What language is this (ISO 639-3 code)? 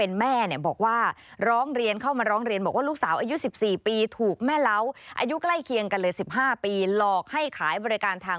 tha